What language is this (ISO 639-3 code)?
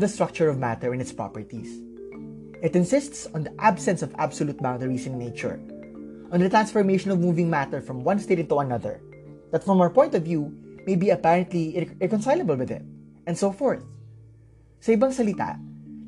fil